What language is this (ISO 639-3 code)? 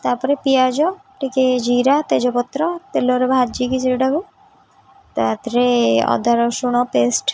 ori